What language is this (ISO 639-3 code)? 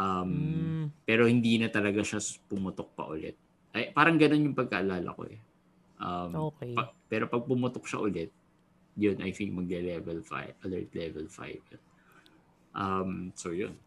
fil